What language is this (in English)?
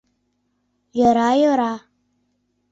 Mari